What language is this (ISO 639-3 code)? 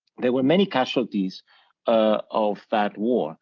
eng